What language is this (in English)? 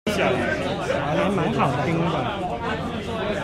Chinese